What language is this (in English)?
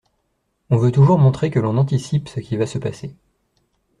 French